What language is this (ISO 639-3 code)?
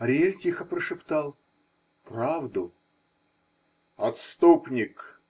rus